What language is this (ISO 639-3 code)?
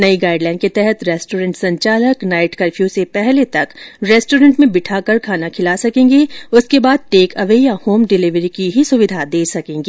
hin